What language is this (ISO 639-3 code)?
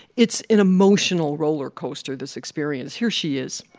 eng